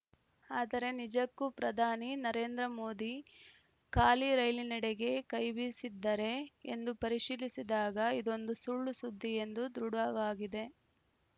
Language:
Kannada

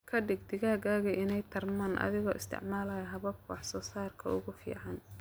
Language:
Somali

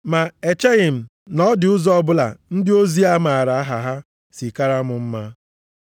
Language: Igbo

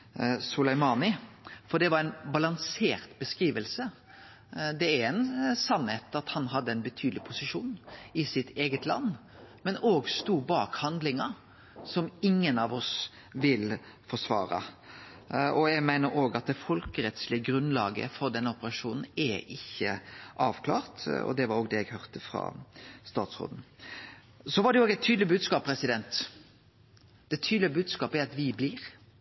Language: Norwegian Nynorsk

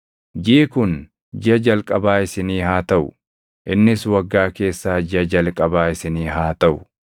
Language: Oromo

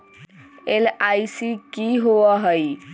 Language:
Magahi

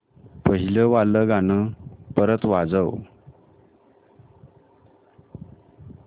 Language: Marathi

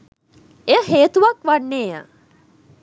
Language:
Sinhala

